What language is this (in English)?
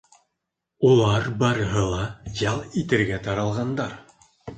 Bashkir